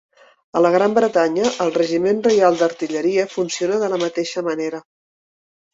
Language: Catalan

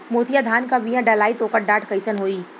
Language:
Bhojpuri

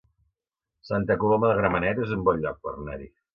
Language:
Catalan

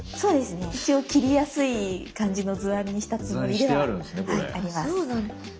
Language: Japanese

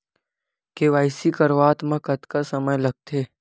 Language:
Chhattisgarhi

